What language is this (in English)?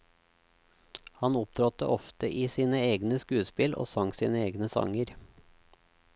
Norwegian